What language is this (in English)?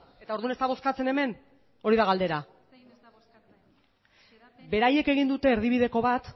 Basque